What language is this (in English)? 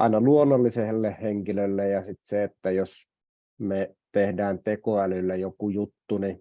Finnish